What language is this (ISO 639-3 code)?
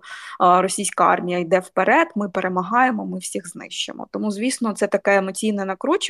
ukr